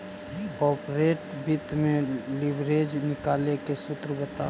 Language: Magahi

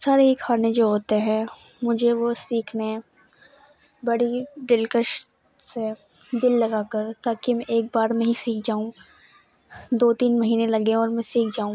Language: Urdu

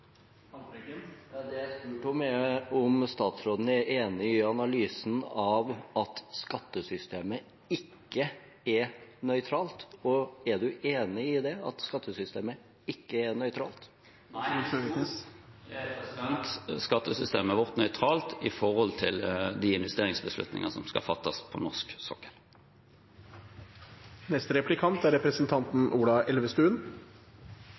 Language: Norwegian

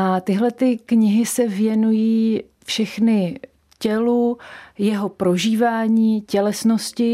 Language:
Czech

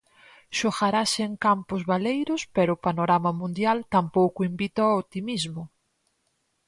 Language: Galician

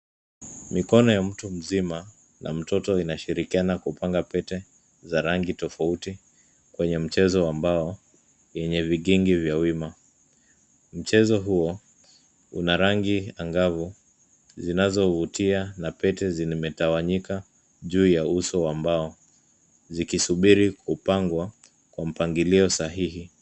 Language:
Swahili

